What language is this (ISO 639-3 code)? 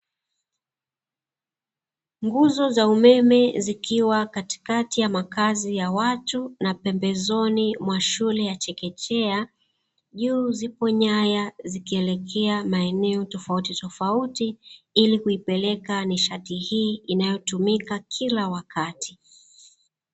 swa